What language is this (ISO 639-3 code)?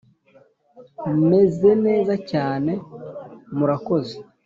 kin